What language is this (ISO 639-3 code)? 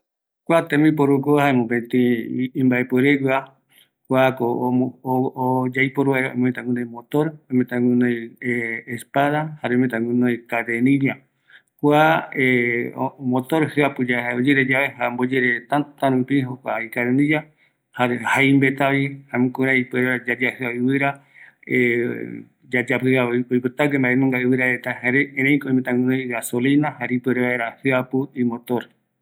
gui